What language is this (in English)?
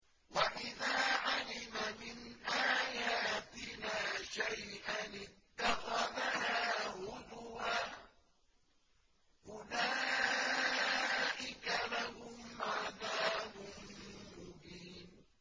Arabic